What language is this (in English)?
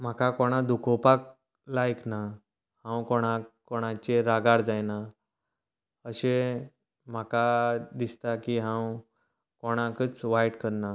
Konkani